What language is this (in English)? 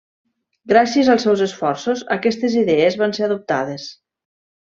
Catalan